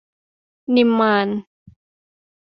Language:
Thai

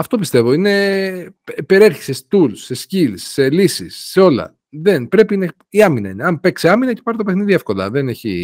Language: Greek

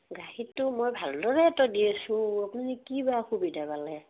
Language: Assamese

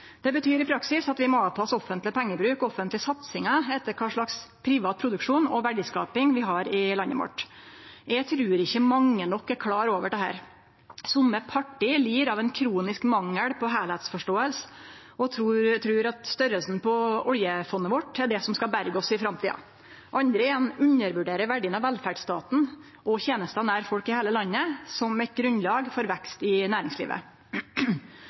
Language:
Norwegian Nynorsk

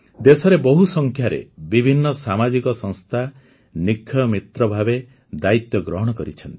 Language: Odia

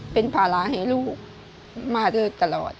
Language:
Thai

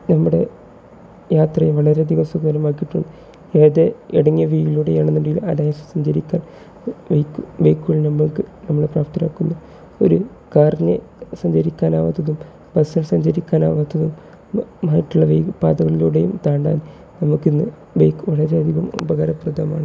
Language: Malayalam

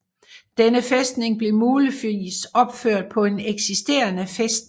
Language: Danish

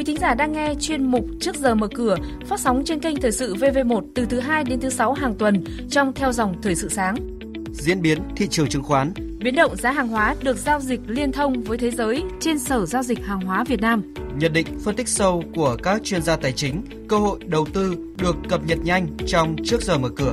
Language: Vietnamese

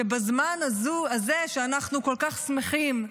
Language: Hebrew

